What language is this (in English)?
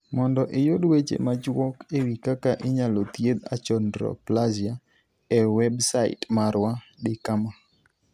Luo (Kenya and Tanzania)